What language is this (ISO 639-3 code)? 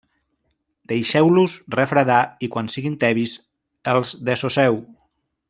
cat